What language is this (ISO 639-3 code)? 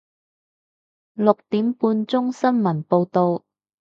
yue